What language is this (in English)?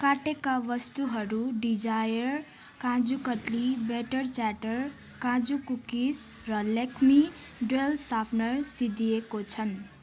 Nepali